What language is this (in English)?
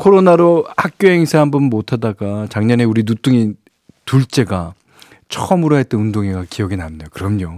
Korean